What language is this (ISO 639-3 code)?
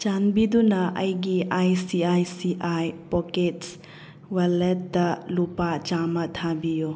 mni